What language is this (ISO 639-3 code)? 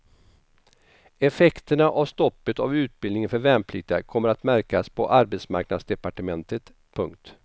swe